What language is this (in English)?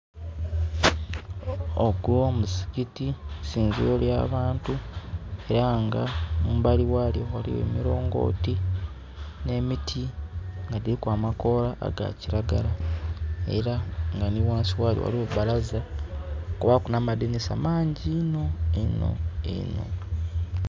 Soga